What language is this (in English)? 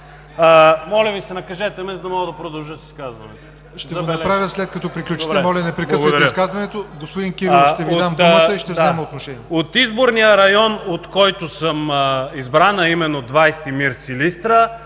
Bulgarian